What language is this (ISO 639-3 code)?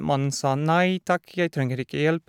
nor